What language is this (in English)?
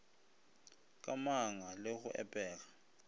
Northern Sotho